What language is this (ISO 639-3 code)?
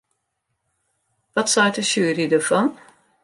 fry